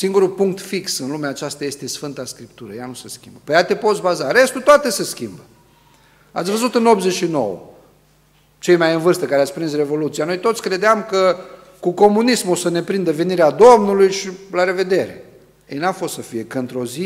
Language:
Romanian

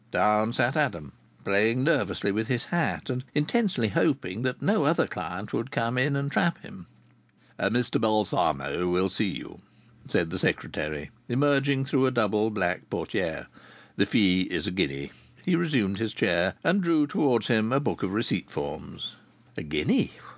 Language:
English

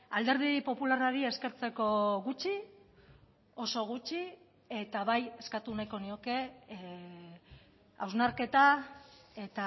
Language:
Basque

